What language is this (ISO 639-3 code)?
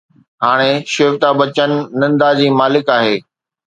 snd